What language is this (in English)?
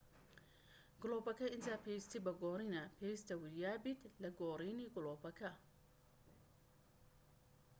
Central Kurdish